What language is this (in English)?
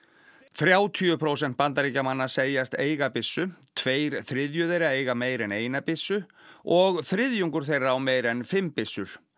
Icelandic